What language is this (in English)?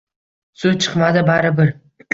Uzbek